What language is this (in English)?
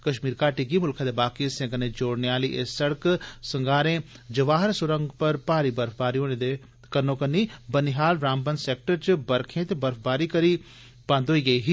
Dogri